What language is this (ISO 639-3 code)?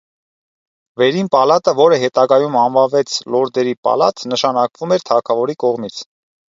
hye